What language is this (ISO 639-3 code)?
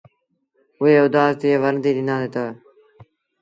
sbn